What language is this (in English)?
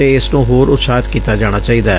Punjabi